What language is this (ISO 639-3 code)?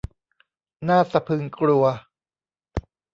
tha